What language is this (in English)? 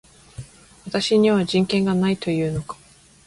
Japanese